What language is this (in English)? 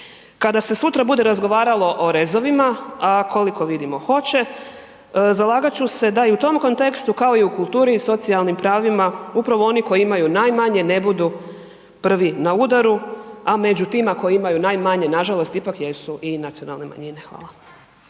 Croatian